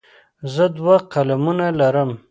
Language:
Pashto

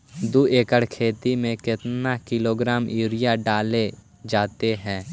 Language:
Magahi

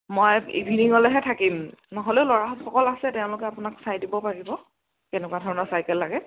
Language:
Assamese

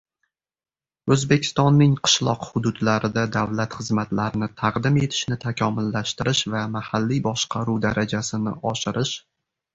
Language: Uzbek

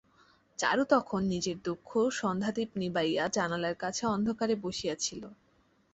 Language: Bangla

